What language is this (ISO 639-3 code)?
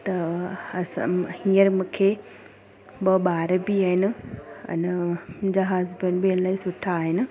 snd